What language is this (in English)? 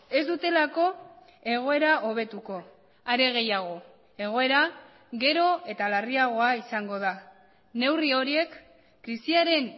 Basque